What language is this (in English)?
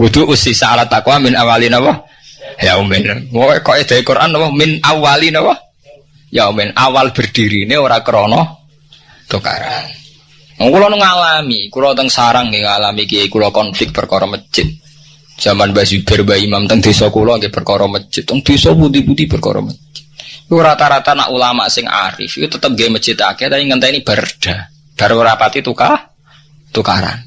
Indonesian